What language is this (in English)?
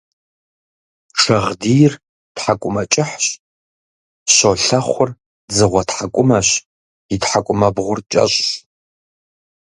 Kabardian